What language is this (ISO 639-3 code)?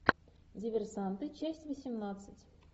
rus